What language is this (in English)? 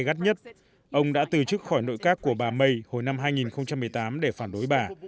Vietnamese